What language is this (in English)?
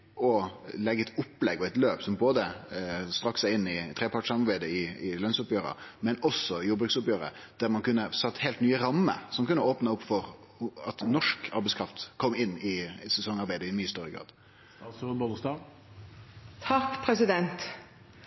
Norwegian Nynorsk